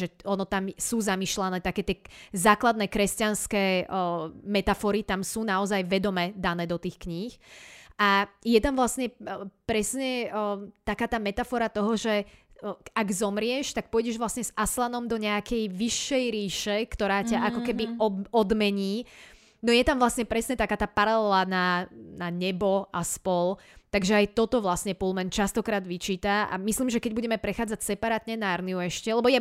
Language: Slovak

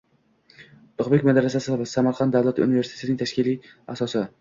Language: Uzbek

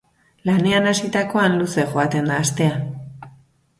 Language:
Basque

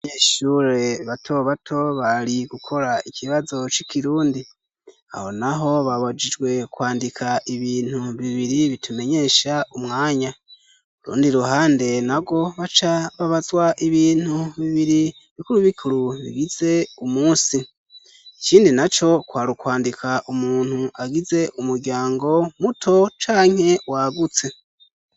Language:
Rundi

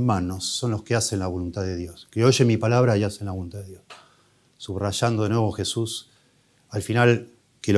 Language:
Spanish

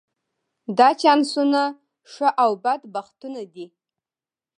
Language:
Pashto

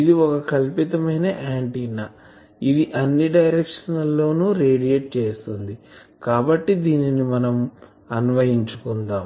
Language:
Telugu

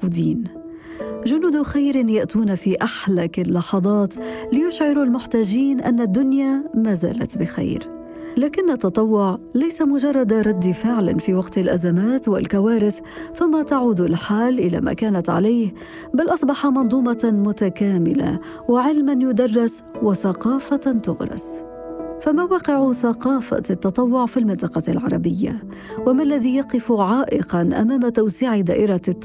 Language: Arabic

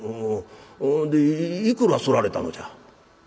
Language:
Japanese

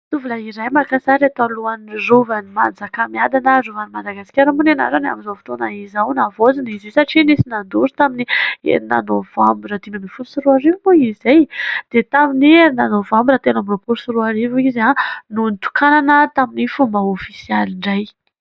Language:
Malagasy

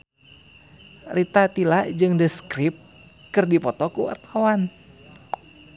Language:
Sundanese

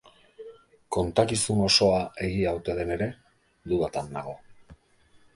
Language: Basque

